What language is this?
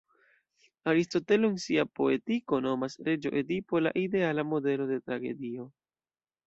Esperanto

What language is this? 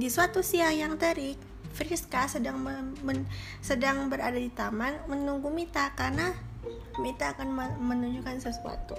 Indonesian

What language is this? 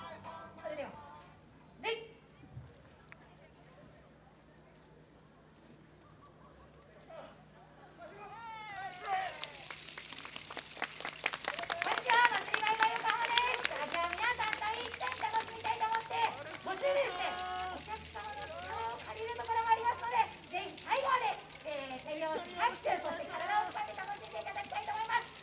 Japanese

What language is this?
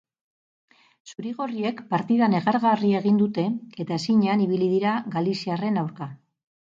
Basque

